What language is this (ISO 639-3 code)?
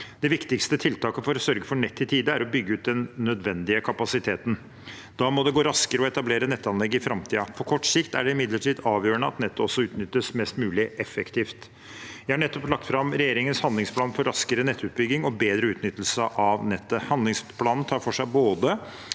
nor